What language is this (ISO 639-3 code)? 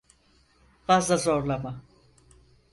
tur